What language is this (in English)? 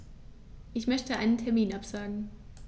German